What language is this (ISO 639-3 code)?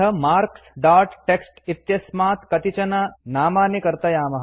san